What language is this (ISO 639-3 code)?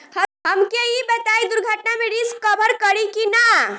bho